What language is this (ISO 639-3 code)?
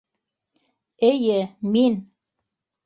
bak